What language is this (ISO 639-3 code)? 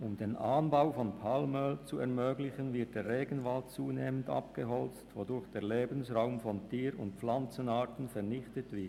gsw